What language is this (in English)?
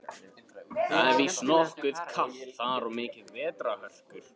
Icelandic